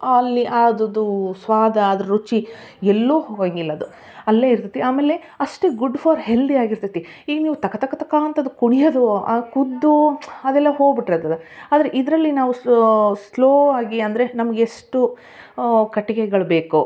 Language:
Kannada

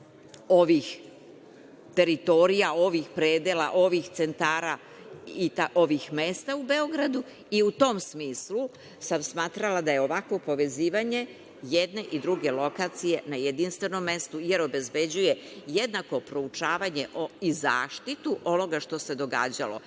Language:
Serbian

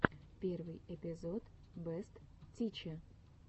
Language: Russian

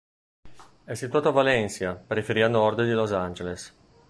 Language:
Italian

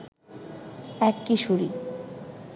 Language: Bangla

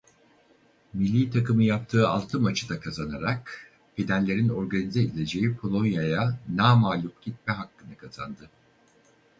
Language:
Turkish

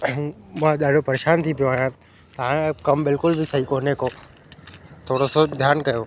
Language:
Sindhi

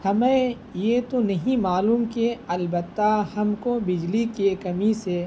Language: Urdu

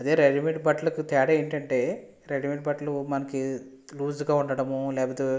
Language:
Telugu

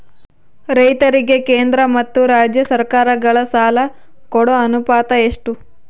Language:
Kannada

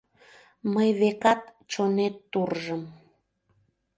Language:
Mari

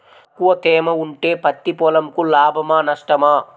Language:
Telugu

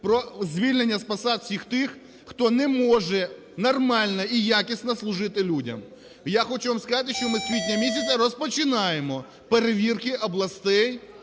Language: Ukrainian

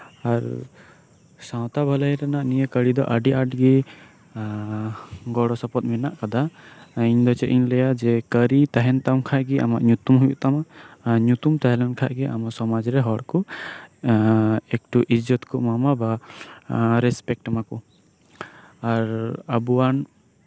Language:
Santali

